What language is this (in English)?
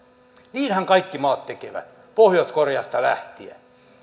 Finnish